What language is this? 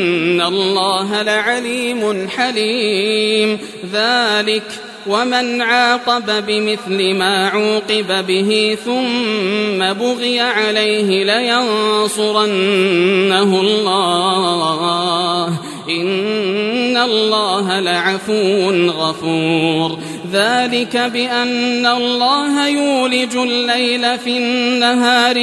Arabic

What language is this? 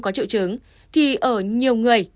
Vietnamese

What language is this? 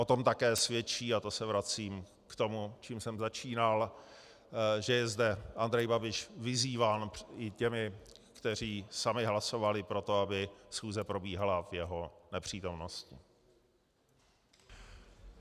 Czech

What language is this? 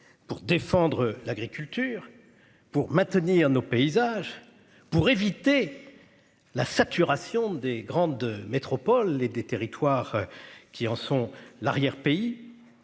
French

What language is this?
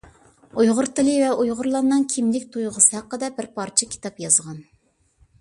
Uyghur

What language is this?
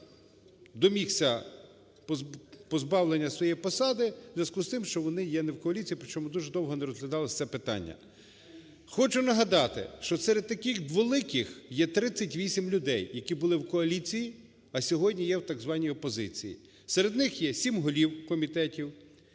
Ukrainian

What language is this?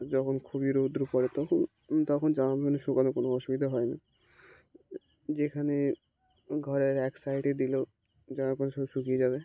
Bangla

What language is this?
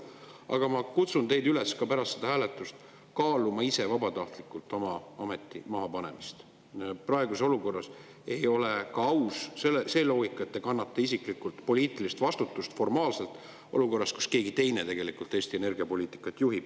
Estonian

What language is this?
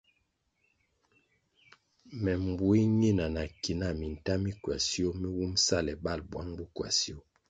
Kwasio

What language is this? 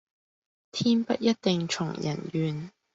Cantonese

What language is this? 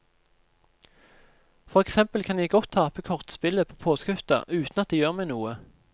Norwegian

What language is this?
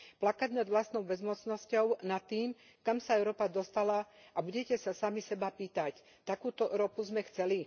Slovak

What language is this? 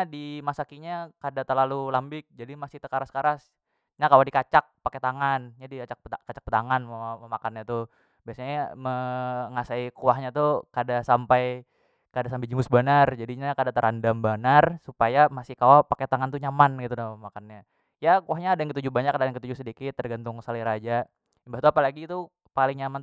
Banjar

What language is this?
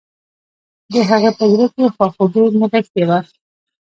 Pashto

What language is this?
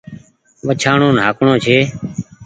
Goaria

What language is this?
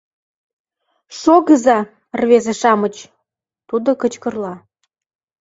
Mari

